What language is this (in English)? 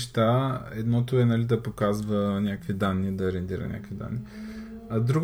Bulgarian